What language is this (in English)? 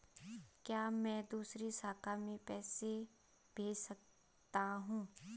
Hindi